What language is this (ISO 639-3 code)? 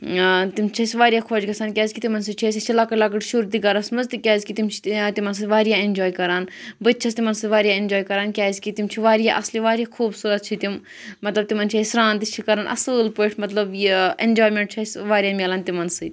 kas